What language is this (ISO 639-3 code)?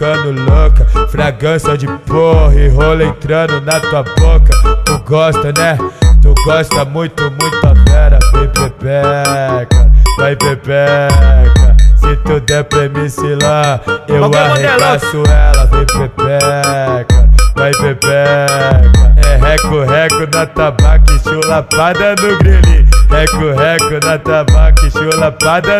por